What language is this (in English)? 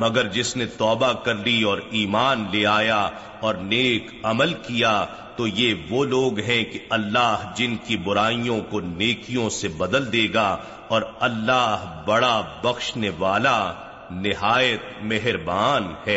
Urdu